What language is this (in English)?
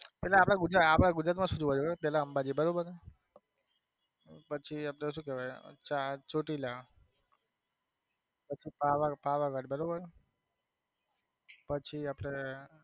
Gujarati